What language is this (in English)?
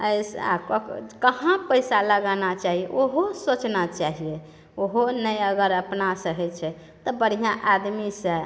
Maithili